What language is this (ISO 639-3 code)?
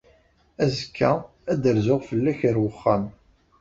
kab